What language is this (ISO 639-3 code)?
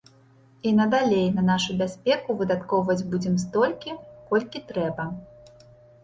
bel